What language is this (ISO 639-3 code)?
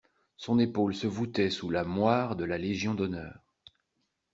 fra